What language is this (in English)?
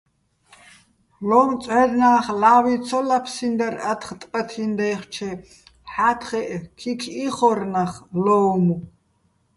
Bats